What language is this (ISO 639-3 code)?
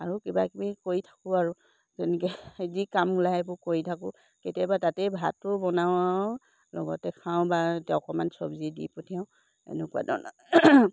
asm